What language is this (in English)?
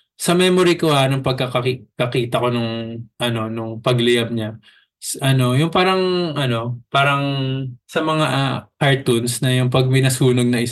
Filipino